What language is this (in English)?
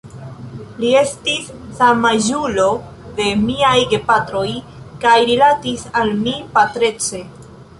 Esperanto